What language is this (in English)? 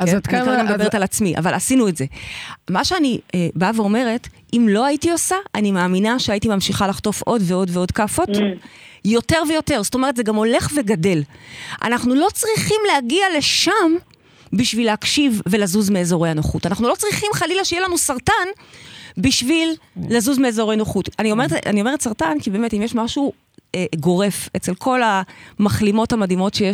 Hebrew